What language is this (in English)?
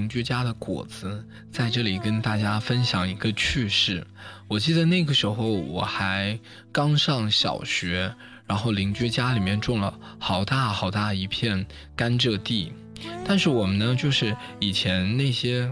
Chinese